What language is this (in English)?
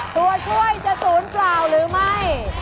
Thai